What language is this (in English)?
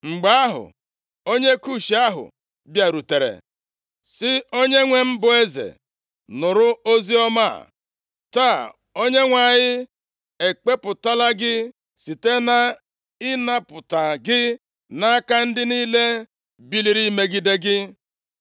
Igbo